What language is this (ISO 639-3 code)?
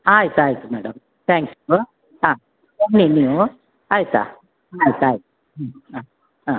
kan